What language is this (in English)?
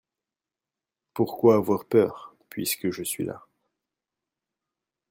French